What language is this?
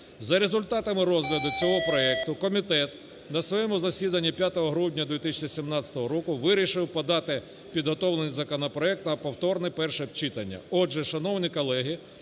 Ukrainian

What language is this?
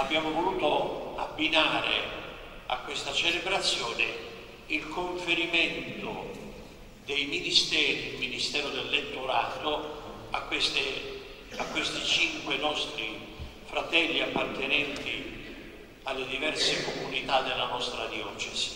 Italian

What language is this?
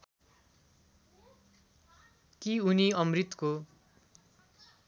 Nepali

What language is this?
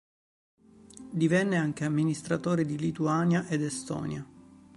Italian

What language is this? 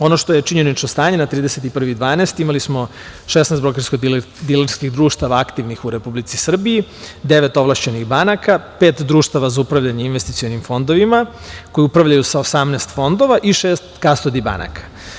Serbian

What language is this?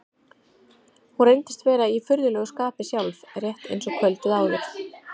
Icelandic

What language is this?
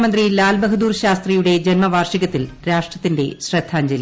Malayalam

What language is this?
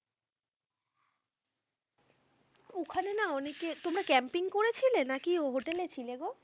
Bangla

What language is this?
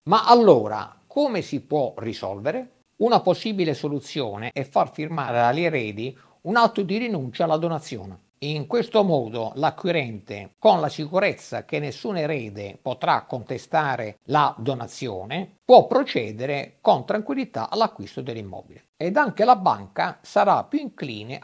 Italian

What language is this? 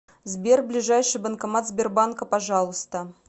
Russian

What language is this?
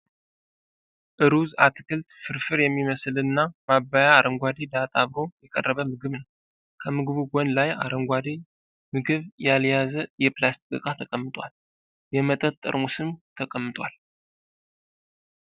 Amharic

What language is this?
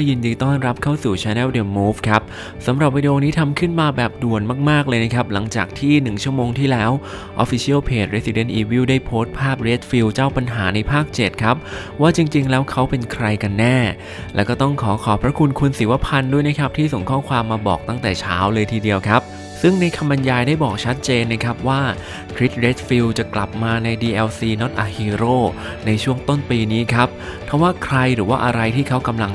Thai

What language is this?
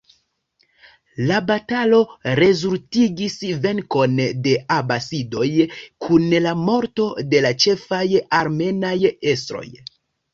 Esperanto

